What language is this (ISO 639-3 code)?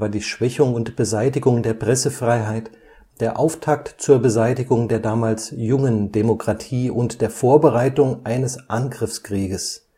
deu